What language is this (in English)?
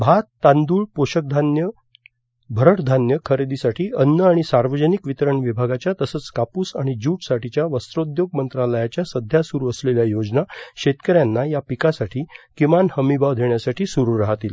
Marathi